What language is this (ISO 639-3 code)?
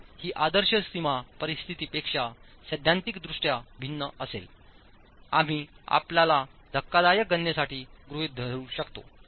mar